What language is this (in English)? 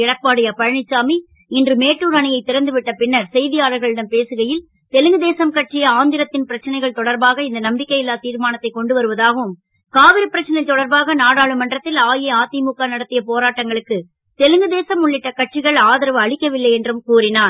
Tamil